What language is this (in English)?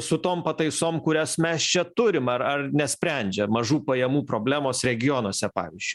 Lithuanian